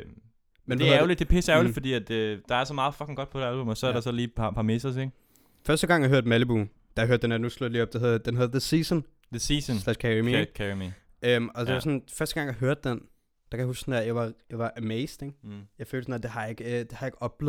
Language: Danish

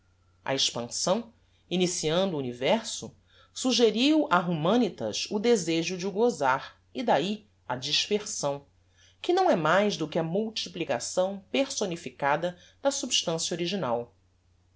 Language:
Portuguese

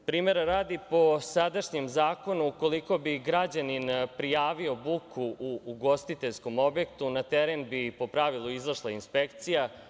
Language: Serbian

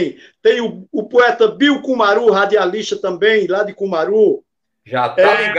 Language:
Portuguese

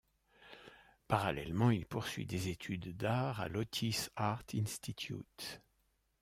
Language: French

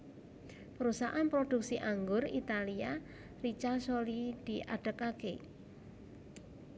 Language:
Javanese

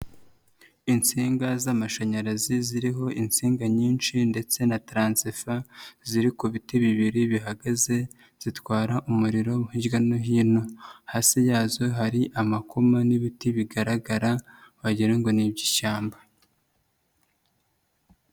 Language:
Kinyarwanda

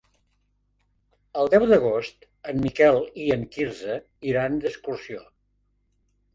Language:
Catalan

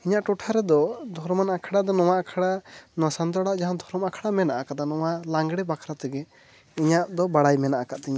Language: Santali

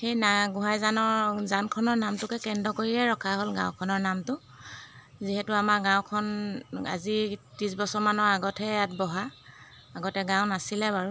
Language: Assamese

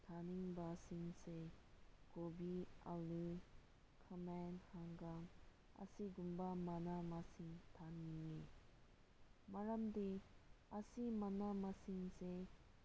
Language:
Manipuri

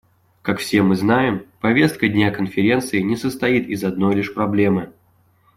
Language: Russian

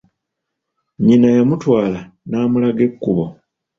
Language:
Ganda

